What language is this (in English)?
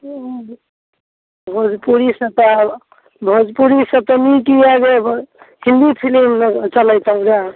Maithili